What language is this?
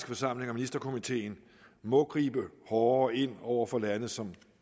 Danish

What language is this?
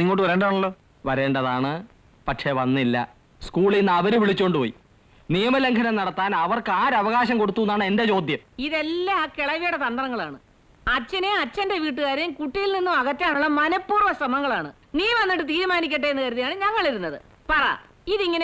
Hindi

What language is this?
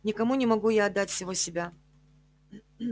Russian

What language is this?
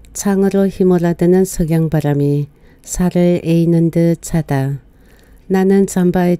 Korean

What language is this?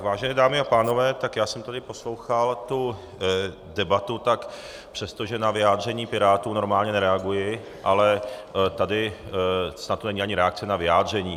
Czech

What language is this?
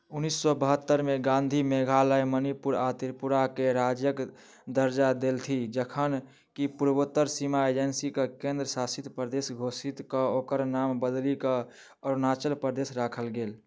Maithili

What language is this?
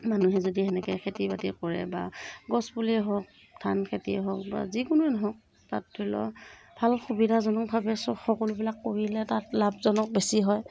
Assamese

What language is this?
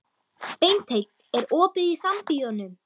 Icelandic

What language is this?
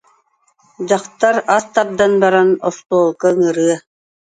Yakut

